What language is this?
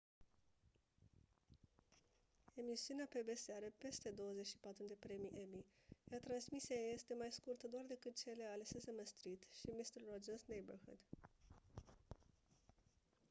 Romanian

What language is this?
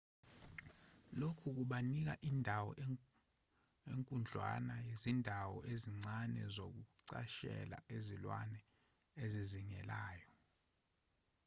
Zulu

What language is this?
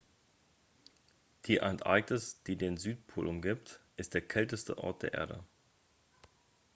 German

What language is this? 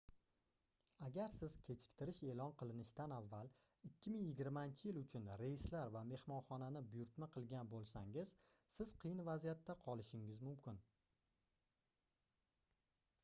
Uzbek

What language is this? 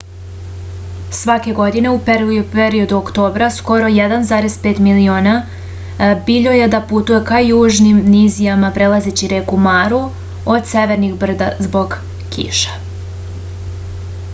Serbian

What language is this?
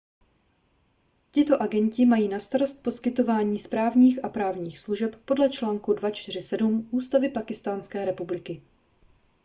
Czech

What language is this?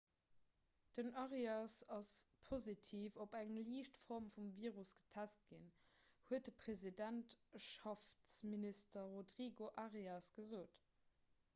Luxembourgish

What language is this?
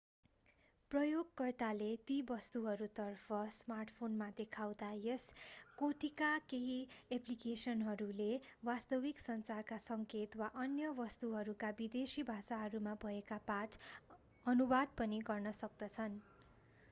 Nepali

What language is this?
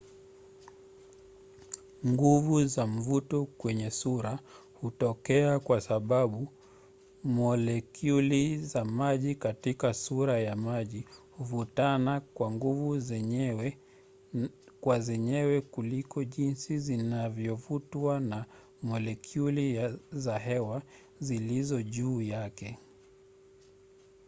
Swahili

